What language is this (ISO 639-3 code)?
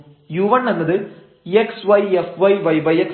mal